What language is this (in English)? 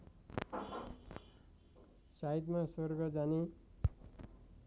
Nepali